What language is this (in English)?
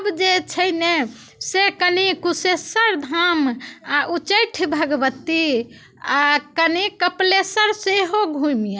Maithili